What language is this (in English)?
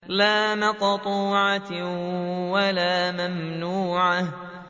Arabic